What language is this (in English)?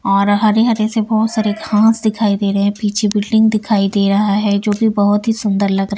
Hindi